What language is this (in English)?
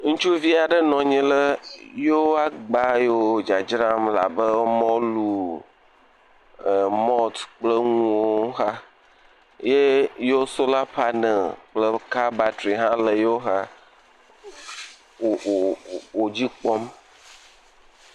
Ewe